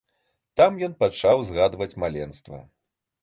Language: Belarusian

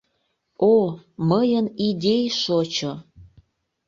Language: Mari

